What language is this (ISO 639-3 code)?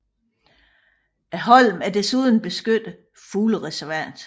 dan